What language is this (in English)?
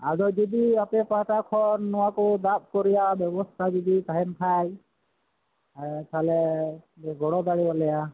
Santali